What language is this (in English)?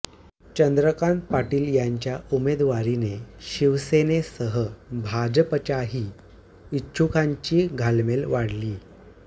Marathi